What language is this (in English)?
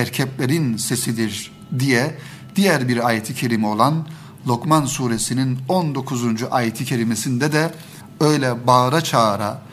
Turkish